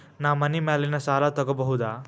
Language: Kannada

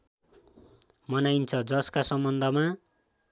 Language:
Nepali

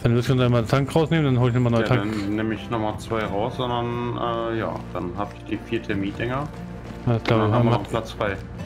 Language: German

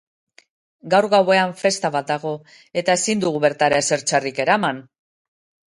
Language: Basque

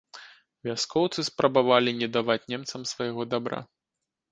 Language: Belarusian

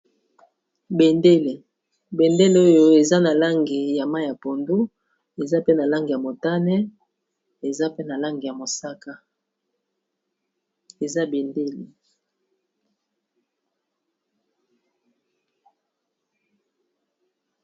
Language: Lingala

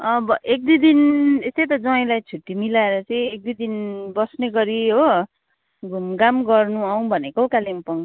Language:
Nepali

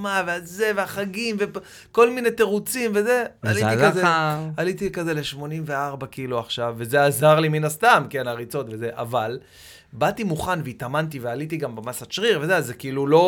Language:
Hebrew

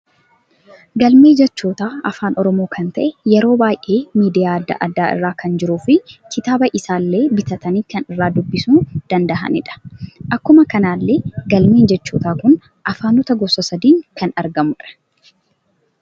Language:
Oromo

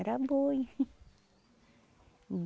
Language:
Portuguese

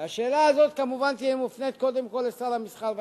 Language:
Hebrew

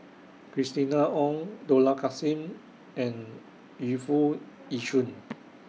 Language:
English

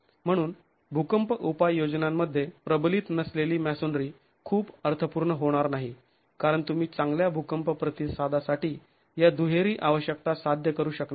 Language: Marathi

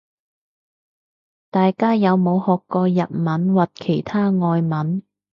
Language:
Cantonese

